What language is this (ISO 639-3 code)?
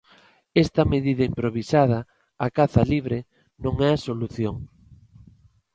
glg